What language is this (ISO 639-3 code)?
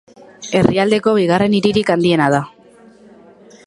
eus